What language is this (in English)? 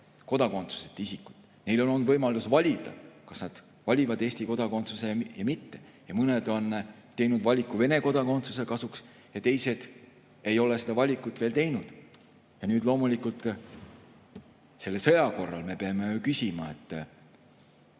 Estonian